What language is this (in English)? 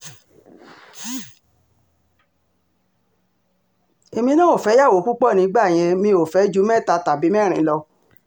Yoruba